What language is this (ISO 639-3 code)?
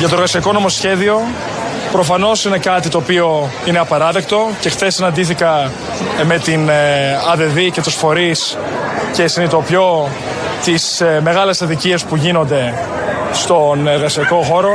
ell